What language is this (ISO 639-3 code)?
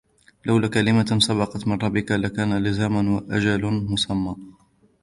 ara